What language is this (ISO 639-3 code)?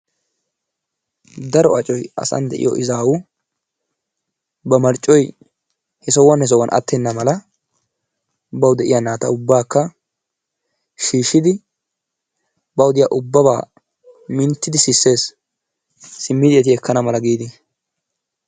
wal